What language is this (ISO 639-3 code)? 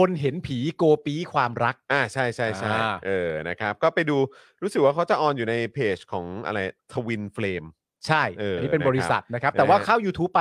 tha